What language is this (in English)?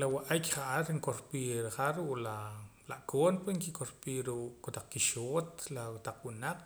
Poqomam